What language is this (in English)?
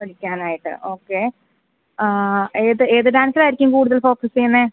Malayalam